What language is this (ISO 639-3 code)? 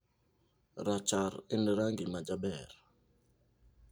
luo